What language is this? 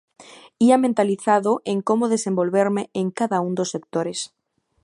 Galician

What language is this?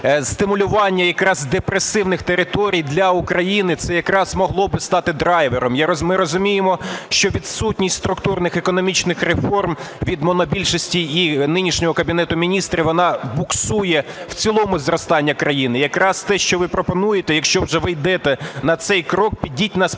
Ukrainian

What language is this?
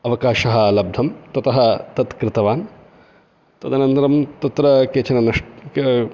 Sanskrit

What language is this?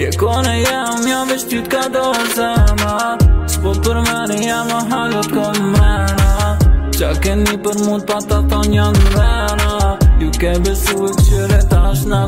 Romanian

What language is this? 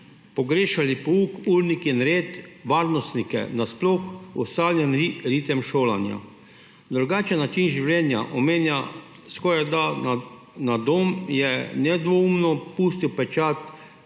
Slovenian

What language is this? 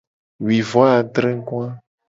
Gen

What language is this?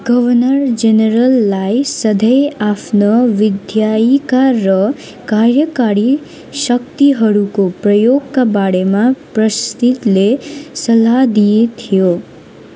Nepali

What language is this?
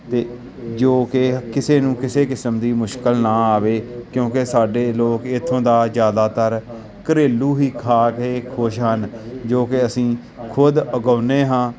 Punjabi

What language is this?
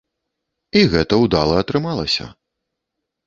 Belarusian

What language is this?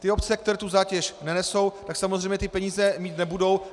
Czech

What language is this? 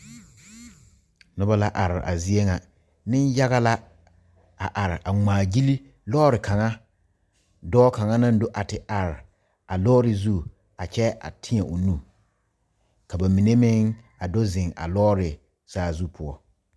Southern Dagaare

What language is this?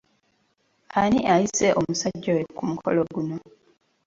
Ganda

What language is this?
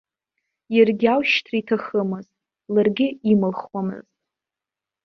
Abkhazian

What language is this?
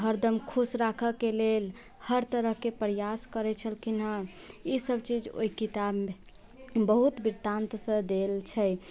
Maithili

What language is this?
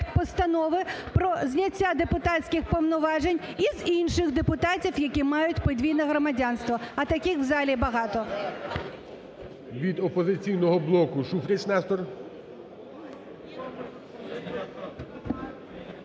Ukrainian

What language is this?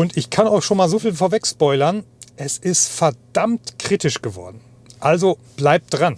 German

